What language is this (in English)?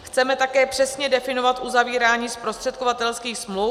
Czech